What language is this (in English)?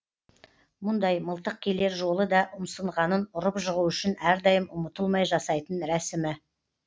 Kazakh